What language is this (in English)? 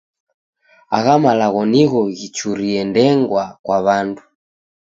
Taita